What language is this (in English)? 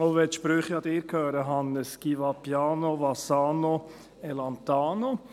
Swiss German